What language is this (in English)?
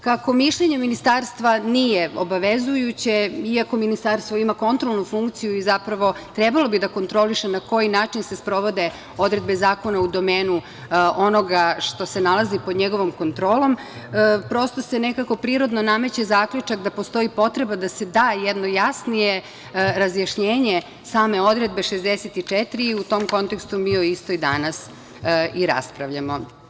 Serbian